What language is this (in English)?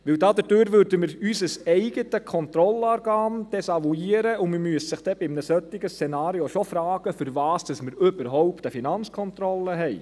Swiss German